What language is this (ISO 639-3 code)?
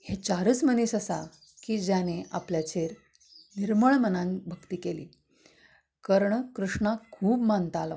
kok